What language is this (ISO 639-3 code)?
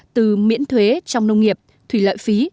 vie